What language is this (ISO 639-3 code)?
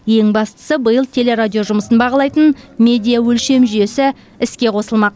kaz